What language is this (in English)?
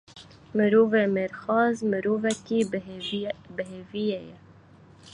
Kurdish